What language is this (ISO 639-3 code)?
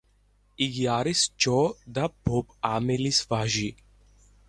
kat